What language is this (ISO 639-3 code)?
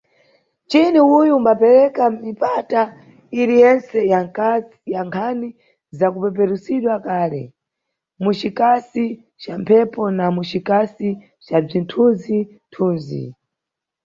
nyu